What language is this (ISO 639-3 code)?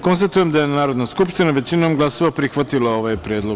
srp